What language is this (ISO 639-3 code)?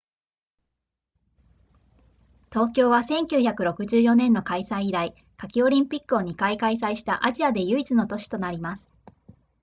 jpn